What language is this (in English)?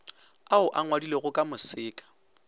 Northern Sotho